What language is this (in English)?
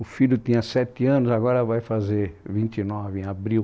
Portuguese